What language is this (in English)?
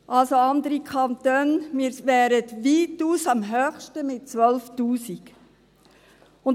Swiss German